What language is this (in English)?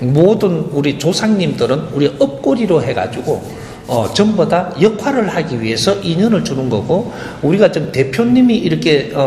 Korean